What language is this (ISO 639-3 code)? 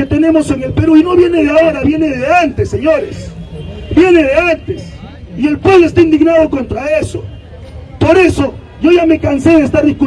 spa